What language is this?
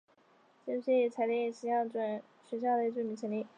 Chinese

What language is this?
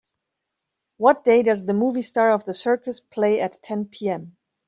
English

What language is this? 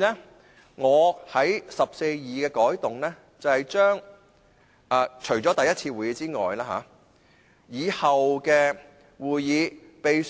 Cantonese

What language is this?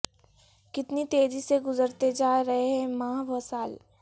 Urdu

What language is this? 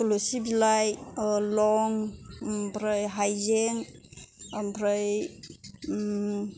Bodo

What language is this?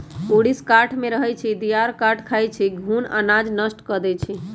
Magahi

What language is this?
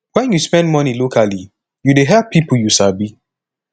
Nigerian Pidgin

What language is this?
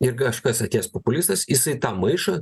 Lithuanian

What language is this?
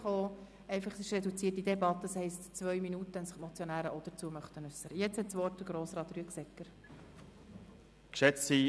Swiss German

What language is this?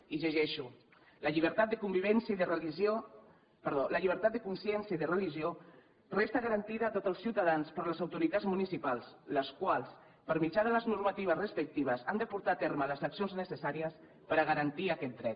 Catalan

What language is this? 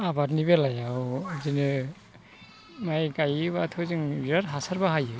Bodo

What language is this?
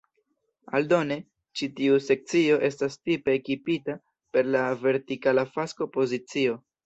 Esperanto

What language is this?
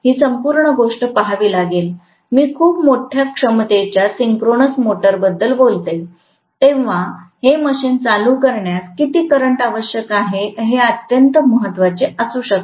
Marathi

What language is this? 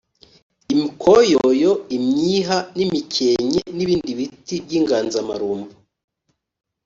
Kinyarwanda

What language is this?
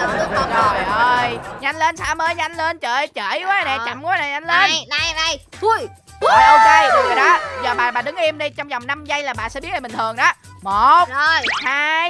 Vietnamese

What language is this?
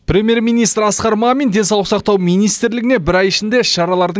Kazakh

